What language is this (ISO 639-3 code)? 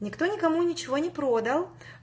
rus